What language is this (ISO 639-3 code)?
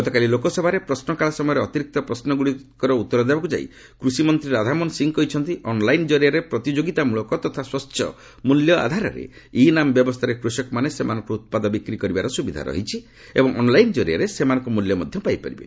ori